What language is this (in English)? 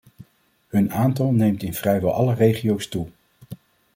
Dutch